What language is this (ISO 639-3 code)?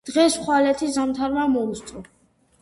kat